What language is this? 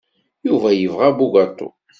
Kabyle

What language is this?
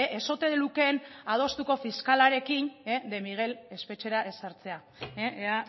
Basque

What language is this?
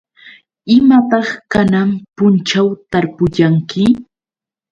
Yauyos Quechua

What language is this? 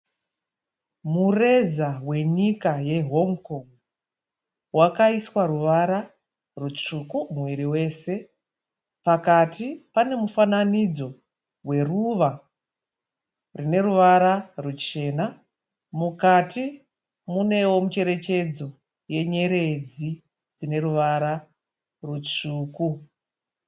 Shona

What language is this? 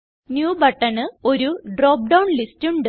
Malayalam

